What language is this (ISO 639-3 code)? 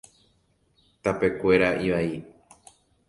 grn